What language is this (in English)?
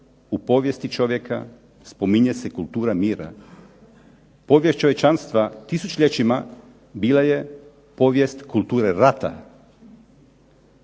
Croatian